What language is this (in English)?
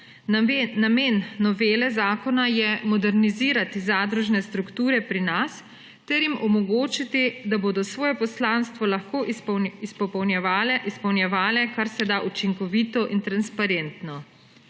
Slovenian